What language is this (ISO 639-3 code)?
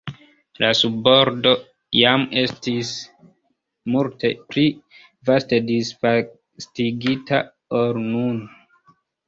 epo